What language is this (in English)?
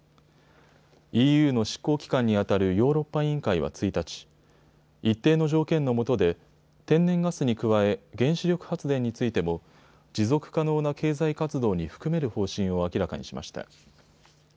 Japanese